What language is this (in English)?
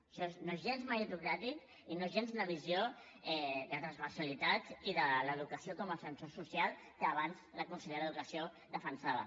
Catalan